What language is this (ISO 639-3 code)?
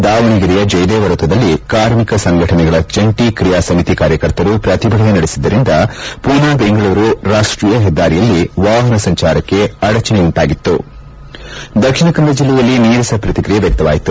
kan